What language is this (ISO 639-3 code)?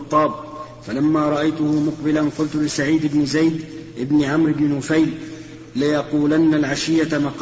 ara